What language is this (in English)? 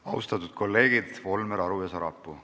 Estonian